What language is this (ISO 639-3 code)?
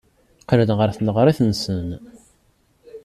kab